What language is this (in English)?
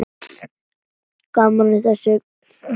Icelandic